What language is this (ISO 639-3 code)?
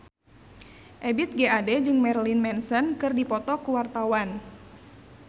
sun